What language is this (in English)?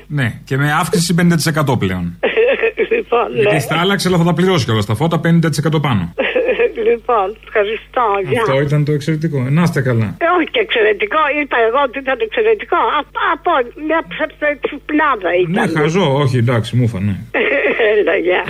Greek